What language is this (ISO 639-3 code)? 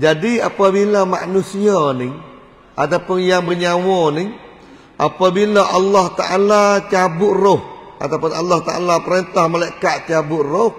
msa